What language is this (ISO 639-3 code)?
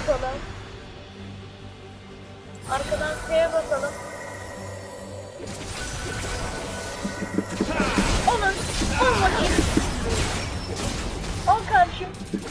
tur